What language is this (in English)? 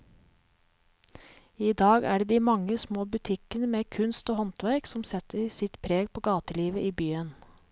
Norwegian